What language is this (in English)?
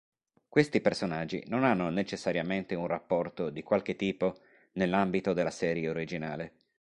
Italian